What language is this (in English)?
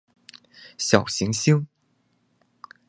Chinese